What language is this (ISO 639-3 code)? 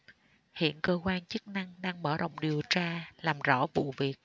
vie